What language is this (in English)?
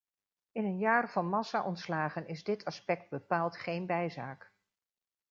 Dutch